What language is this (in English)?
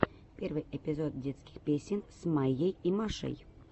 Russian